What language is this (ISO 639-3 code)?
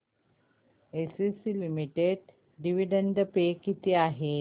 mar